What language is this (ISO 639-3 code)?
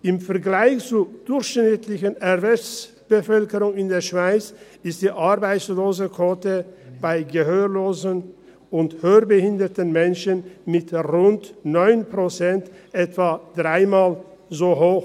gsw